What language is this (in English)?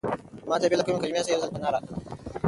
Pashto